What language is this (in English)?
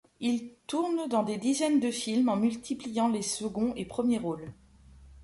French